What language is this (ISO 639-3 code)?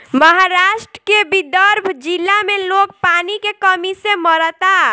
bho